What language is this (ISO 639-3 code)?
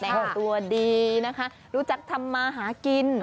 tha